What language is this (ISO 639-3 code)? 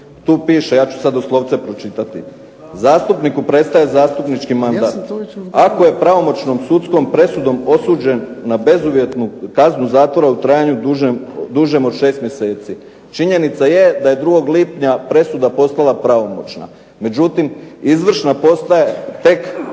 hrv